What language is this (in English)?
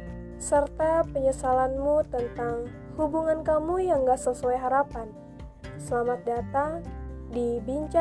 Indonesian